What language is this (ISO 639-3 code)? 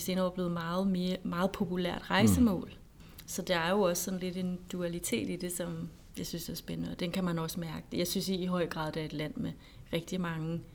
dan